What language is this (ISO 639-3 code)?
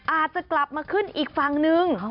tha